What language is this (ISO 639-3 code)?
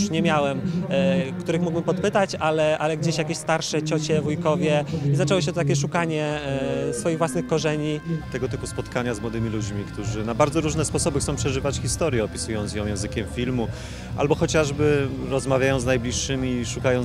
pol